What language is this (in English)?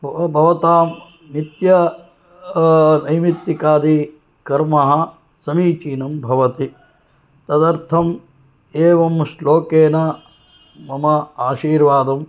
Sanskrit